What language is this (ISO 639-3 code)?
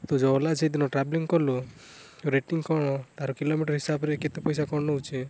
ori